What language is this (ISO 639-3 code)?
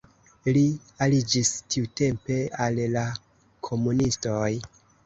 epo